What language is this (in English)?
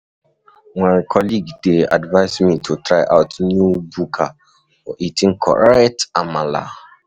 Nigerian Pidgin